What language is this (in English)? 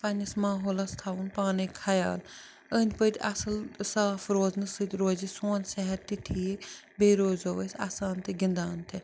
Kashmiri